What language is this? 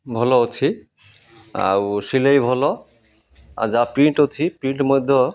Odia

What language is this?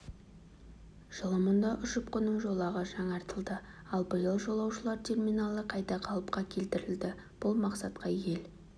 Kazakh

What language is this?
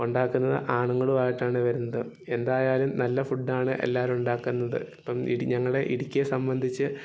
Malayalam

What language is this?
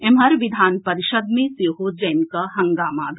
Maithili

